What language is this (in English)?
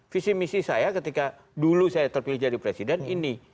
Indonesian